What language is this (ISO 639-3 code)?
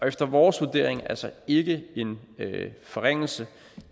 dan